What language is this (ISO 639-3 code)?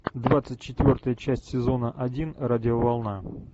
rus